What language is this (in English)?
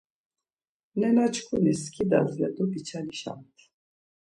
Laz